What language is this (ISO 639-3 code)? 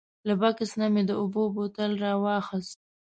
pus